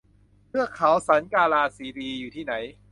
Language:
Thai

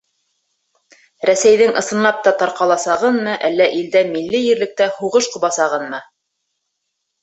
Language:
Bashkir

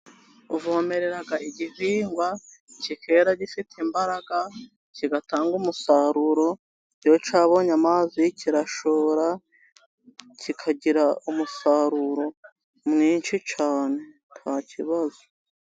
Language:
Kinyarwanda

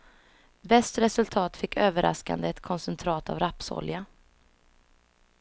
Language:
Swedish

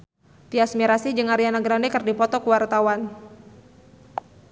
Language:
Sundanese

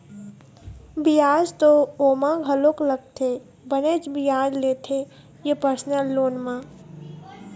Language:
Chhattisgarhi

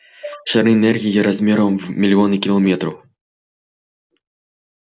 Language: Russian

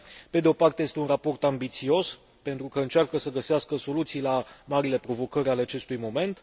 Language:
Romanian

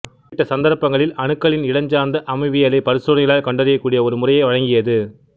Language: Tamil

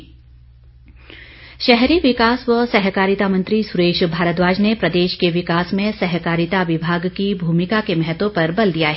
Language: Hindi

